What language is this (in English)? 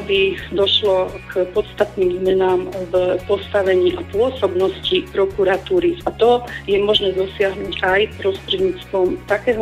Slovak